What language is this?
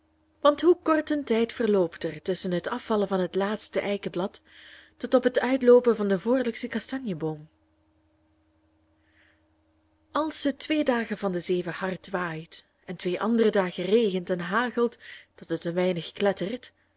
Dutch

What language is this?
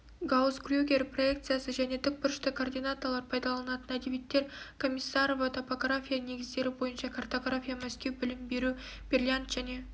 Kazakh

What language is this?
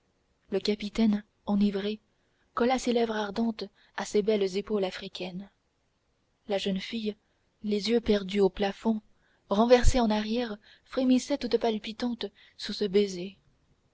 French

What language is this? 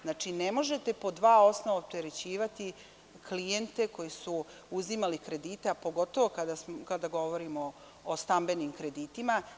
Serbian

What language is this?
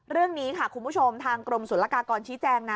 Thai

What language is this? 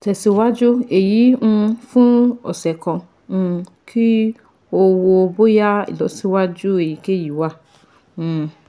Yoruba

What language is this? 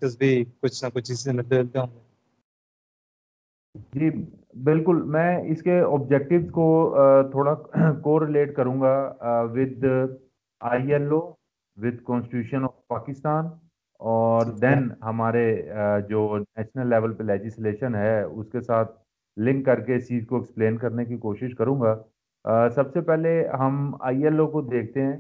Urdu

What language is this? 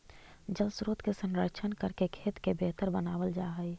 Magahi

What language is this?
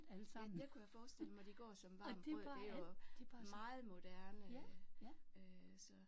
Danish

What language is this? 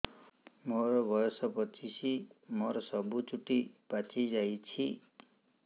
Odia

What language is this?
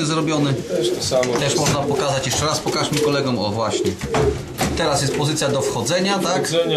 Polish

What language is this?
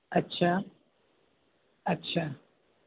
Sindhi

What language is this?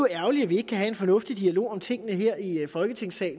Danish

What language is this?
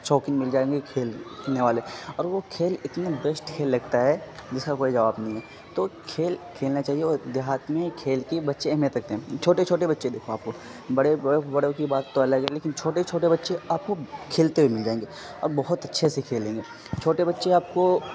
Urdu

